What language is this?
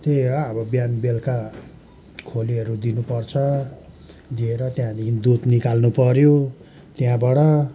Nepali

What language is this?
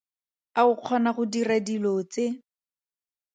Tswana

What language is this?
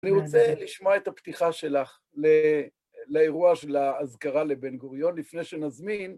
Hebrew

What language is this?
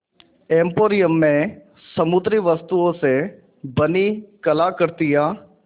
Hindi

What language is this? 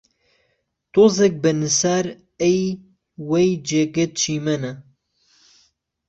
Central Kurdish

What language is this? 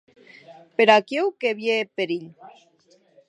Occitan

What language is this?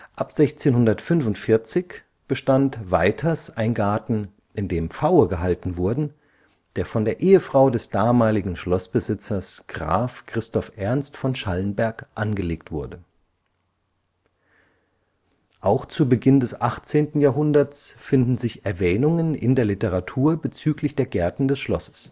German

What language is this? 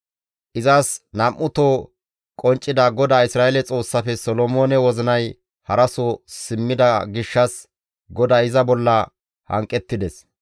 Gamo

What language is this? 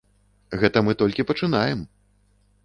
Belarusian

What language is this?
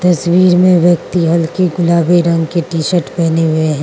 Hindi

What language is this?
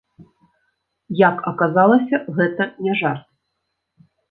Belarusian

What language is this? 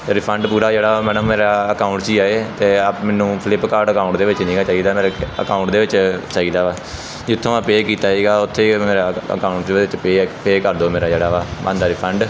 Punjabi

